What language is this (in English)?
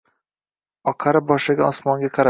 Uzbek